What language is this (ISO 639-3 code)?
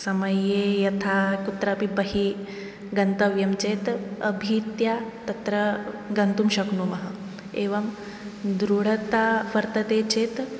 san